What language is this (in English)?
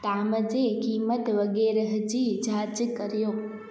Sindhi